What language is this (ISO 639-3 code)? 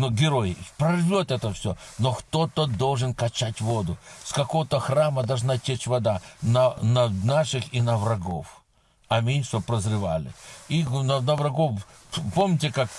rus